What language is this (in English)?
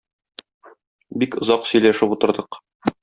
Tatar